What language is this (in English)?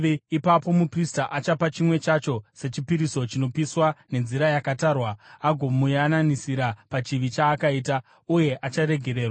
Shona